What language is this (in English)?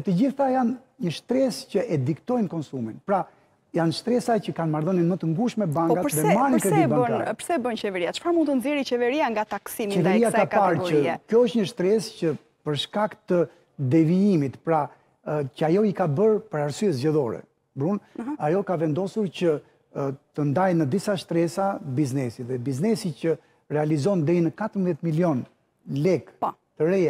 Romanian